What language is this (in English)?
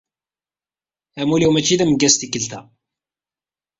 Kabyle